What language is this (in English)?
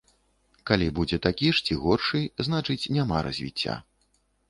Belarusian